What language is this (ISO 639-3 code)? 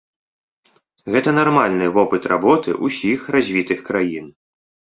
bel